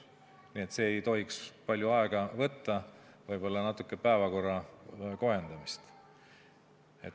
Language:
Estonian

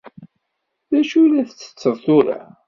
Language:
Kabyle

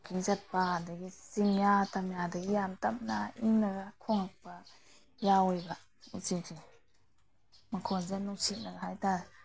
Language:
Manipuri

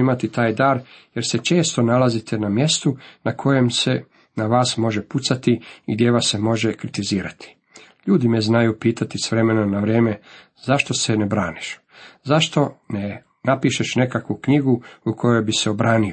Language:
Croatian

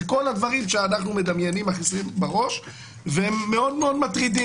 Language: Hebrew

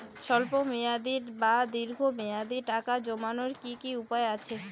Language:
Bangla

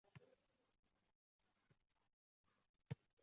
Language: Uzbek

